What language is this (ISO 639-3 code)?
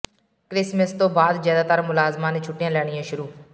pan